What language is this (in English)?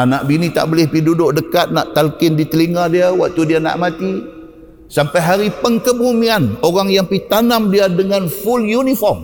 Malay